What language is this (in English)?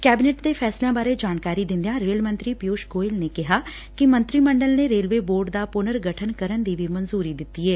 Punjabi